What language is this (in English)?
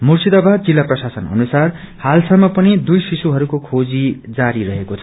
Nepali